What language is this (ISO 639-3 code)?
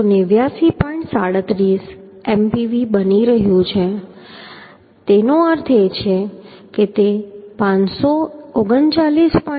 guj